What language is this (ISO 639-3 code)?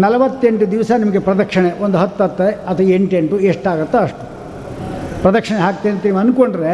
kan